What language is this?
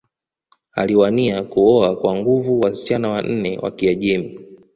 Swahili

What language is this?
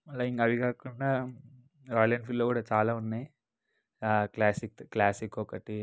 Telugu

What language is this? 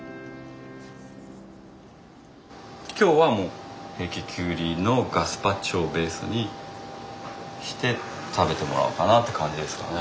Japanese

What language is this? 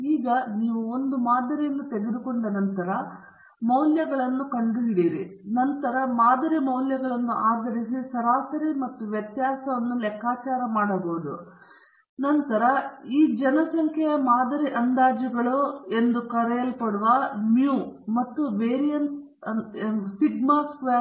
Kannada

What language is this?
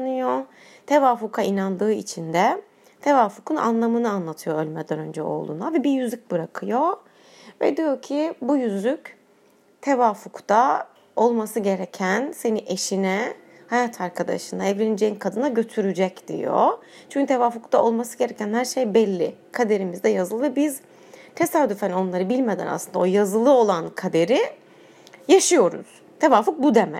Turkish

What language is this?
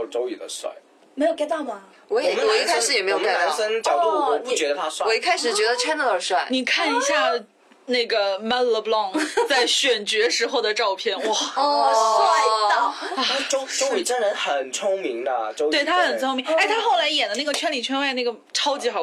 Chinese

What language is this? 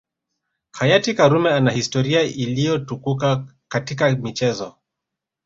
Swahili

